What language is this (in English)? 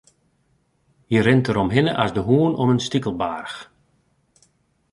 Western Frisian